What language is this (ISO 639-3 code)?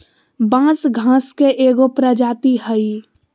mag